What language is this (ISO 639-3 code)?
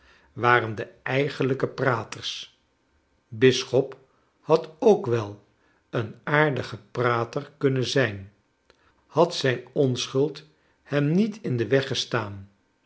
nld